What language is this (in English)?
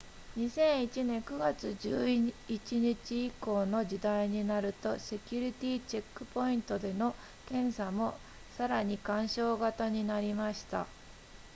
Japanese